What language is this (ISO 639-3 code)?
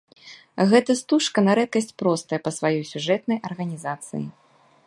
bel